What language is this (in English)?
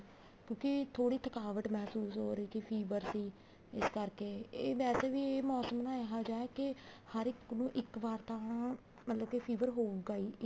Punjabi